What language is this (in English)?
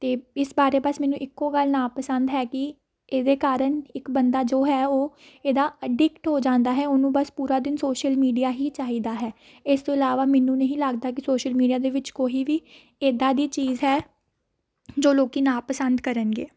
Punjabi